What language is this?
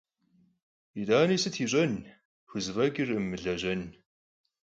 Kabardian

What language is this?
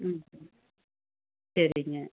Tamil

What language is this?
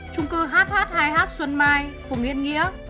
Vietnamese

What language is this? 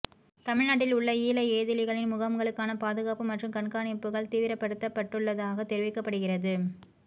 Tamil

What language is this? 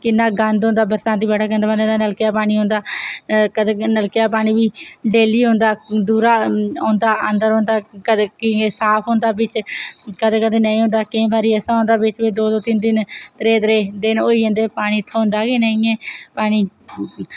Dogri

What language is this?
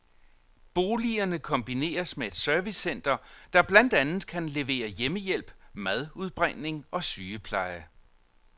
Danish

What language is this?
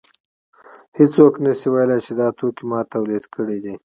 Pashto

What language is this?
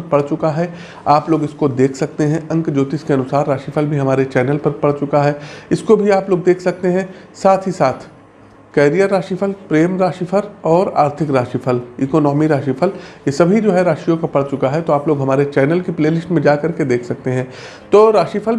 Hindi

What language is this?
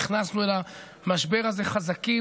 Hebrew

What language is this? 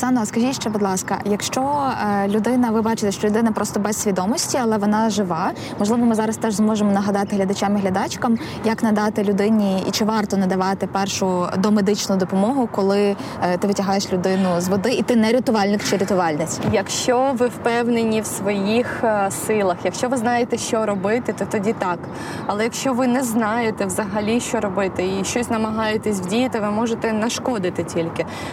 Ukrainian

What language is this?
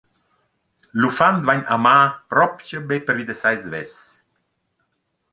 Romansh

